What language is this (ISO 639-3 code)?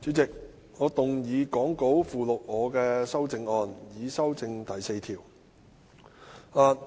yue